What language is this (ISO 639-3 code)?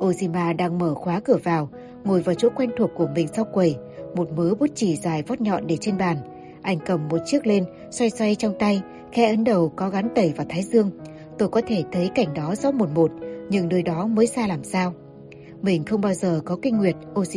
vie